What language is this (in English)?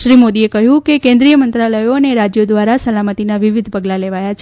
Gujarati